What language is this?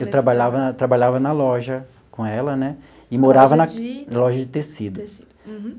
Portuguese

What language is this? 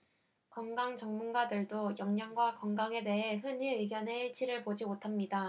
Korean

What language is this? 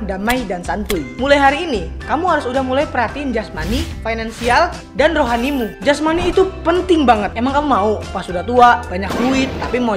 Indonesian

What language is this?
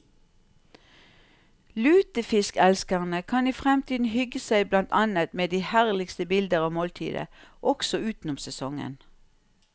Norwegian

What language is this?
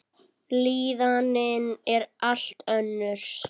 Icelandic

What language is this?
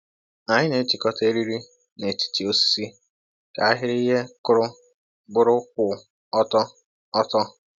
Igbo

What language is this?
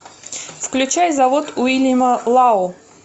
Russian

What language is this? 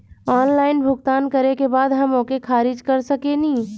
Bhojpuri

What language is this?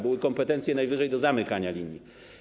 Polish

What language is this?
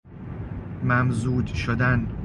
Persian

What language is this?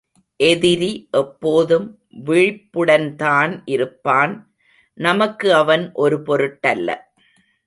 Tamil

